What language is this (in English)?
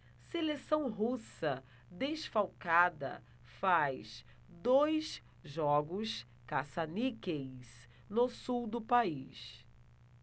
Portuguese